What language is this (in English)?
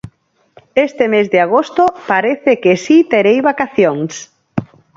Galician